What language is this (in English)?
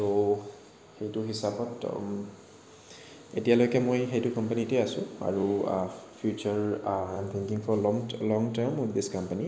Assamese